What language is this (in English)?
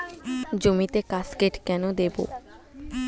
Bangla